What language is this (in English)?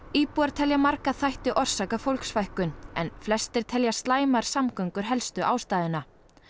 Icelandic